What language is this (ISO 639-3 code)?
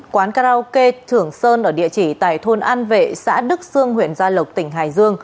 vie